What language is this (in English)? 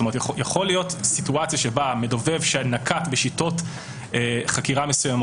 Hebrew